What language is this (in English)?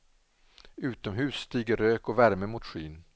Swedish